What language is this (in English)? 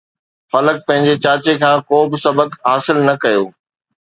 Sindhi